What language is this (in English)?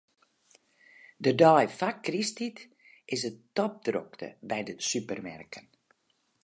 Western Frisian